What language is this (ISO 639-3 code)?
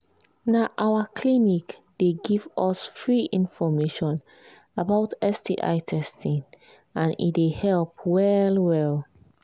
pcm